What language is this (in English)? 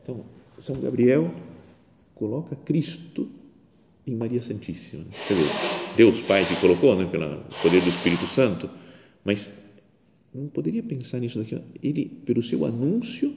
Portuguese